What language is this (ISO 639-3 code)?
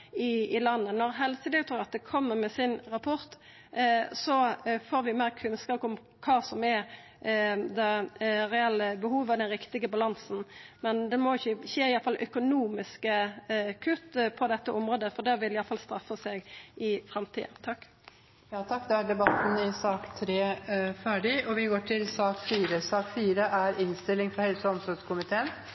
nor